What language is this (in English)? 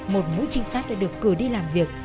Vietnamese